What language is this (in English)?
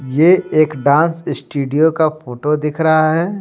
Hindi